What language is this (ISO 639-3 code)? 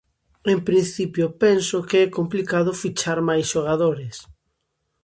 glg